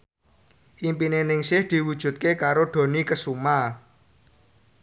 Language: Javanese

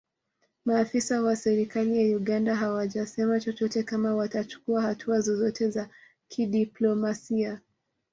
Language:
Swahili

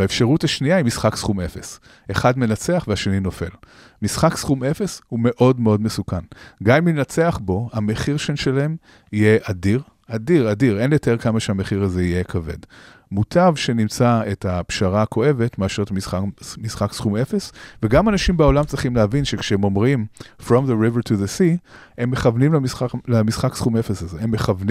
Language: Hebrew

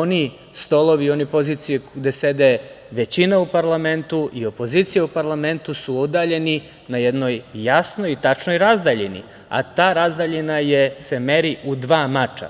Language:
Serbian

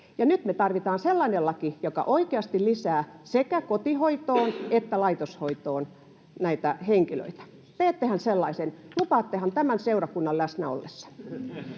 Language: Finnish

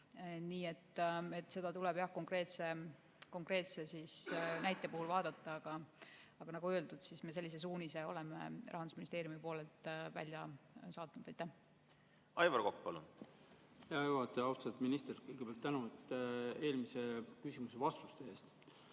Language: Estonian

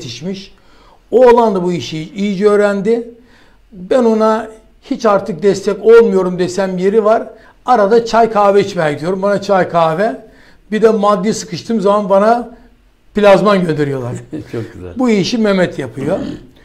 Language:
Turkish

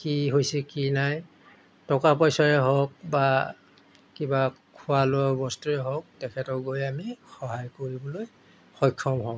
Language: Assamese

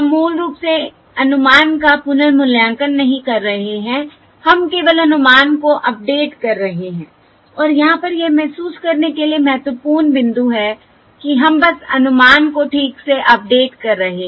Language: Hindi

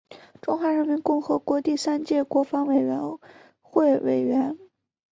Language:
Chinese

